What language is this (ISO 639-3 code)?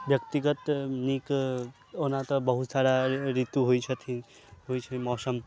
mai